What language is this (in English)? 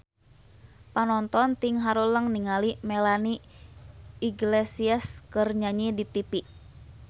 Sundanese